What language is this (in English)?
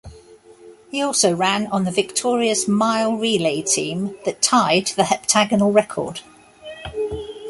English